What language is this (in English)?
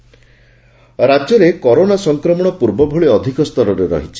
Odia